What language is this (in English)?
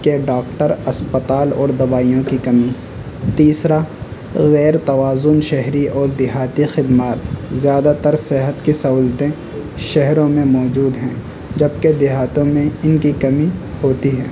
Urdu